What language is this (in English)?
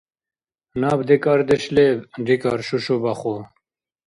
Dargwa